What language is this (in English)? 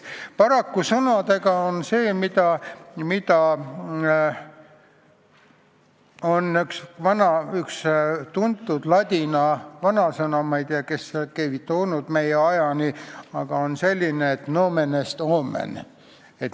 Estonian